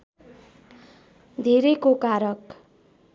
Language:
Nepali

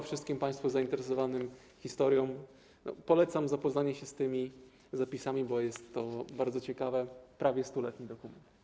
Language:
Polish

